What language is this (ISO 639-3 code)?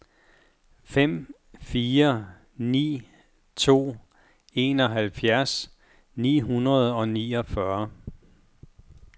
dan